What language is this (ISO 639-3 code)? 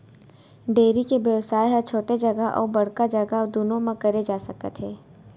hne